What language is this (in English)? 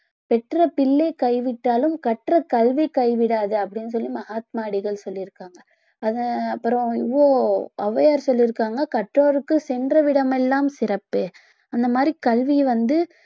Tamil